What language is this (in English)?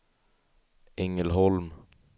Swedish